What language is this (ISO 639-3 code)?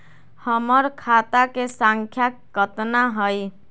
mag